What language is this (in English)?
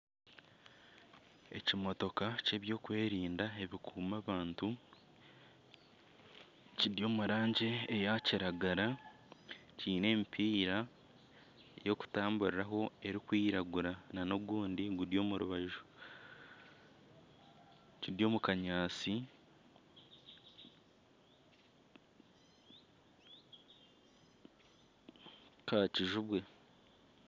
Nyankole